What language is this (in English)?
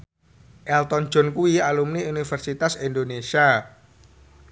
Javanese